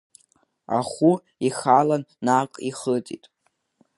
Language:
Abkhazian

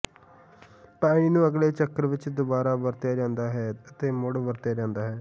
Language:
Punjabi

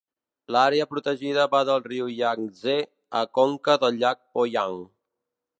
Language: Catalan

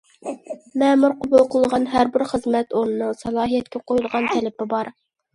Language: Uyghur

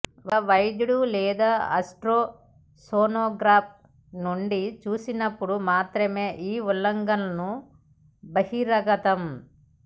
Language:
Telugu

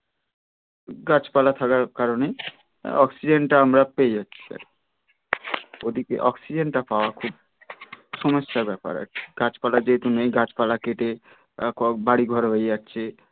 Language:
Bangla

